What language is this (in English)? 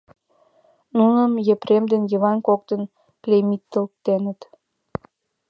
Mari